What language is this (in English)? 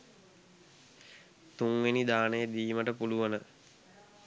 Sinhala